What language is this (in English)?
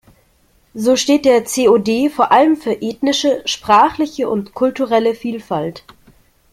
German